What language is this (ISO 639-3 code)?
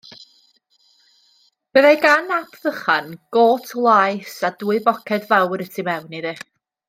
cym